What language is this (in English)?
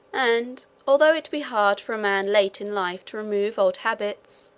English